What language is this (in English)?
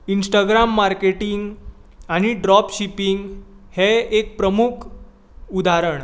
Konkani